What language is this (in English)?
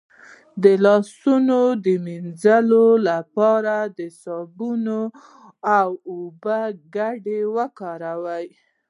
Pashto